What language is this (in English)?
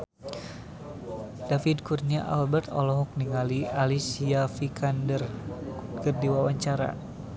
Sundanese